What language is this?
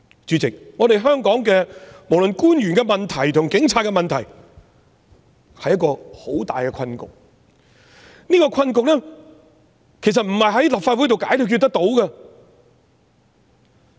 Cantonese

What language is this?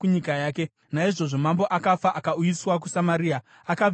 Shona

